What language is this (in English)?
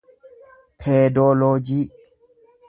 Oromo